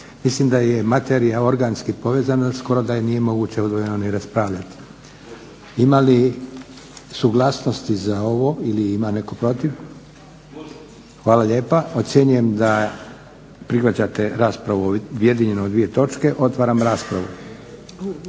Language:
Croatian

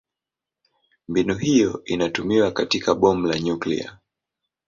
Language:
Swahili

